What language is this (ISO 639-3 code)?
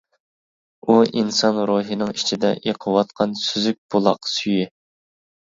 uig